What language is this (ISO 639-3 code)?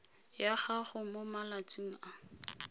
tsn